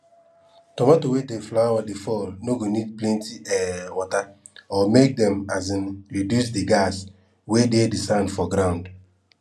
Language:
Nigerian Pidgin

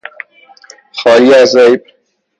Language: Persian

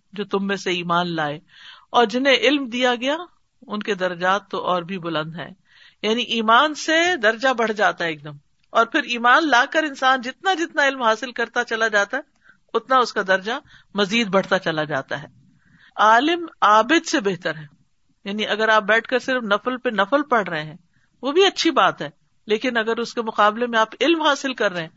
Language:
Urdu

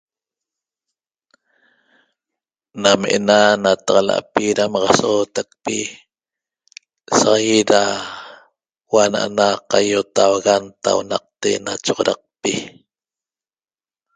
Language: Toba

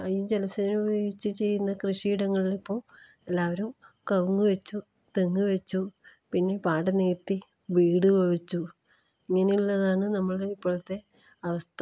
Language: Malayalam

